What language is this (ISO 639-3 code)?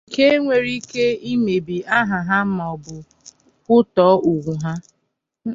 ibo